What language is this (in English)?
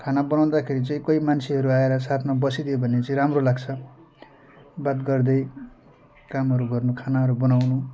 Nepali